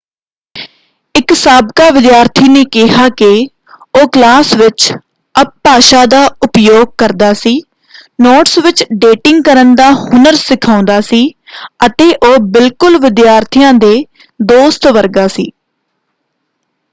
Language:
Punjabi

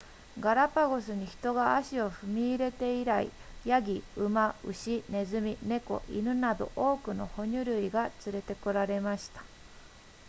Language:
Japanese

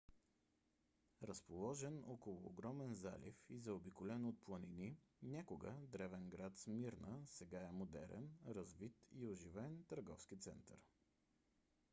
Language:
Bulgarian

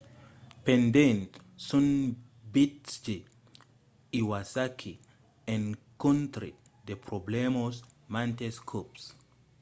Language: Occitan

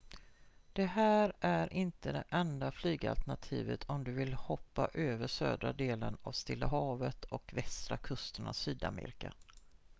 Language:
Swedish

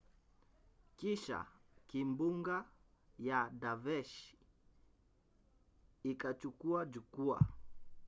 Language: Swahili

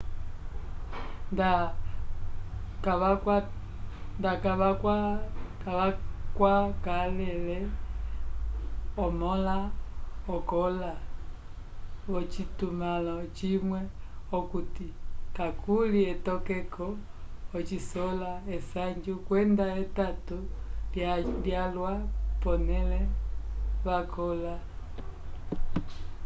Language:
Umbundu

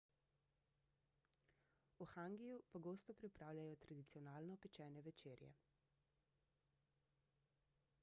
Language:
Slovenian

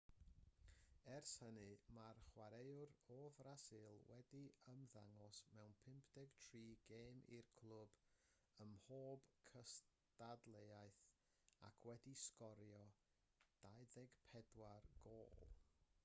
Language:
Welsh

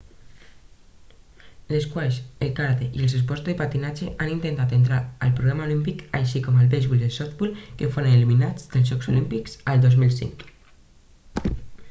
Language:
Catalan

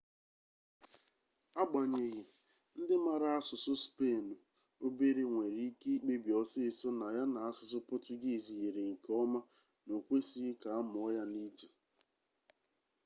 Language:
Igbo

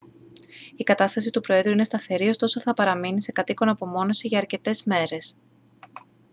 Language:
Greek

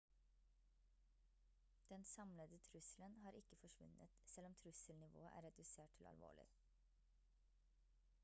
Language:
Norwegian Bokmål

